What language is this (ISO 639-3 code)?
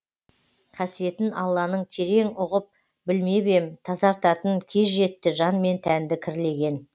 kaz